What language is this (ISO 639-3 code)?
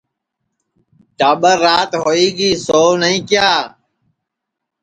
ssi